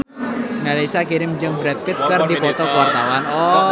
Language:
Sundanese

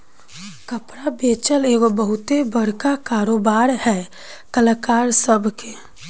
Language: Bhojpuri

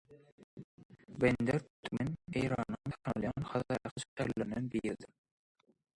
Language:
Turkmen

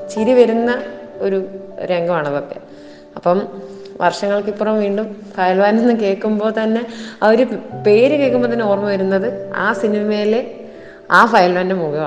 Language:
Malayalam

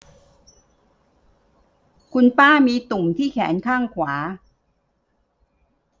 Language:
Thai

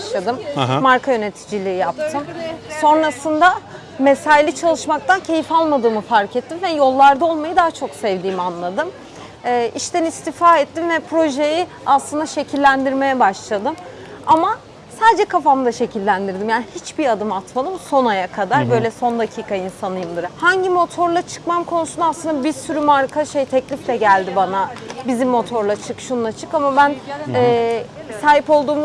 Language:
Turkish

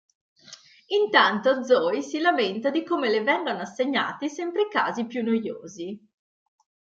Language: Italian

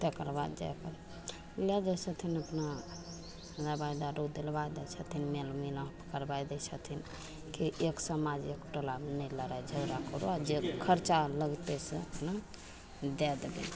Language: Maithili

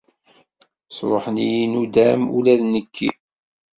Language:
Kabyle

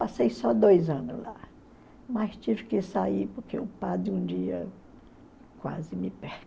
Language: Portuguese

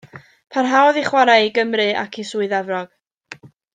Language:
Welsh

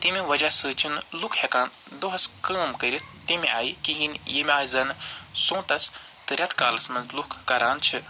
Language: Kashmiri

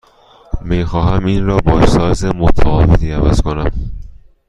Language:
Persian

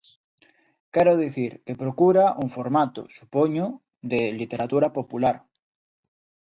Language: Galician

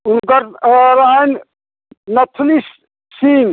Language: Maithili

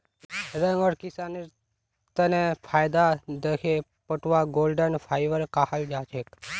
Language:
Magahi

